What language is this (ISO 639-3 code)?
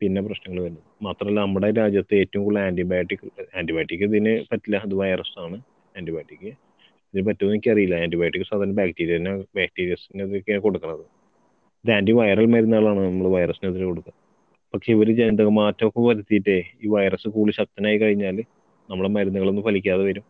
mal